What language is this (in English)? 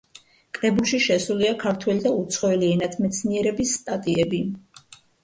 Georgian